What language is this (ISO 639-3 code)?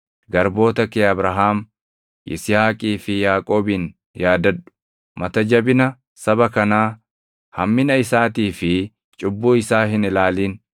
orm